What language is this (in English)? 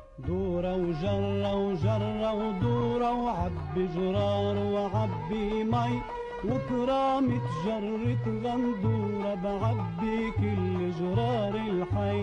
Arabic